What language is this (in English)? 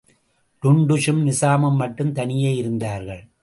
Tamil